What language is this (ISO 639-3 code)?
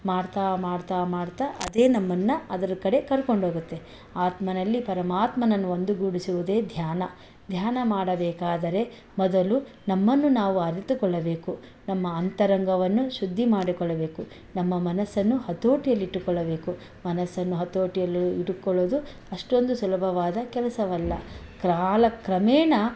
kan